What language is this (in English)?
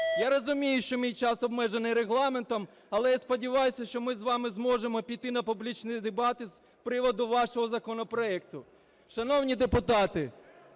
Ukrainian